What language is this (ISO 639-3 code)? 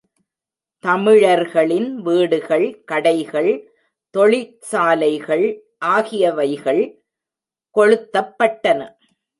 tam